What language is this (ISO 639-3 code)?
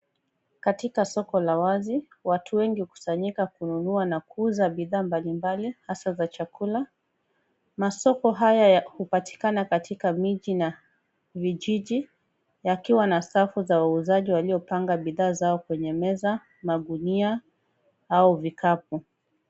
swa